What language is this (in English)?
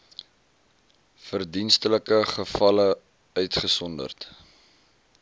Afrikaans